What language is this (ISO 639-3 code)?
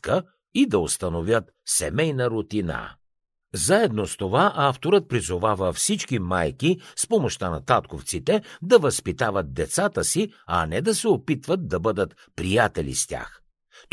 bul